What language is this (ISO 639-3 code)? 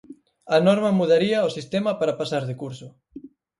glg